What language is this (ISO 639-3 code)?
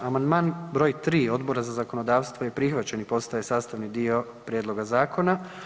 hrv